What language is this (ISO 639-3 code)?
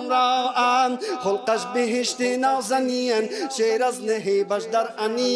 fas